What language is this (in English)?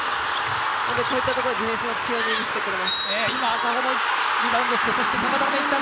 Japanese